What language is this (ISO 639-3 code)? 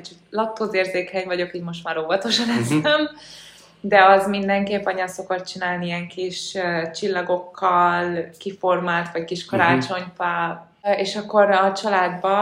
hun